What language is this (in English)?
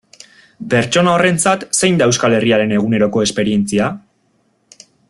Basque